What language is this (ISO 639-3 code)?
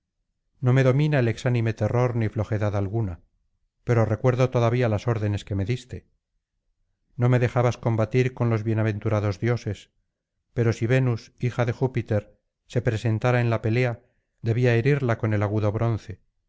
spa